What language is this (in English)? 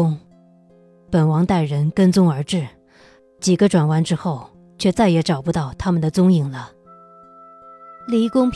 Chinese